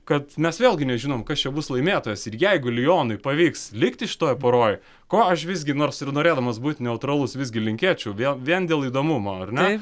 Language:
Lithuanian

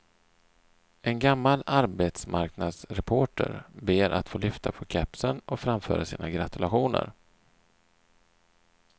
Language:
Swedish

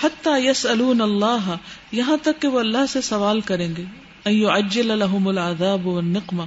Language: Urdu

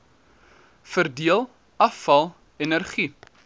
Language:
Afrikaans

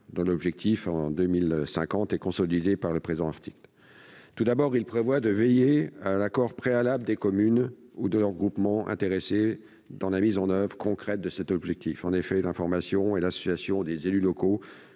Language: French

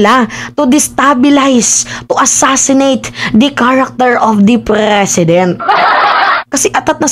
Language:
Filipino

